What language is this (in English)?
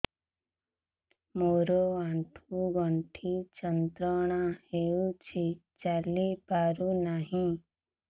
Odia